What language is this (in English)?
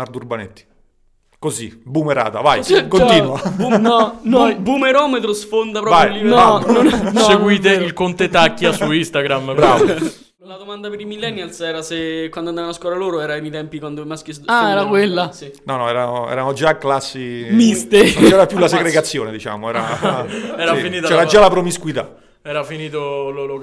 Italian